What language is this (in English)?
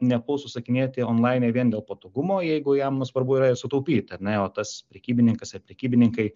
Lithuanian